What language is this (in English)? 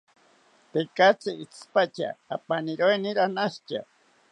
South Ucayali Ashéninka